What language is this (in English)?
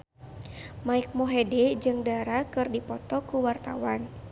Sundanese